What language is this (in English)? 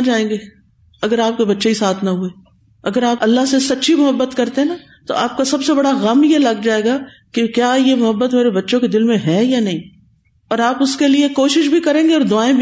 Urdu